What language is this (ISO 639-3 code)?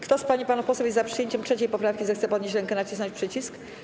pol